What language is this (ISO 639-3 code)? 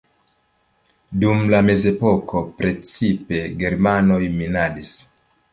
epo